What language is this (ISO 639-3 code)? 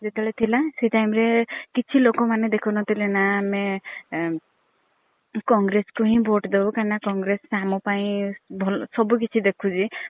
ori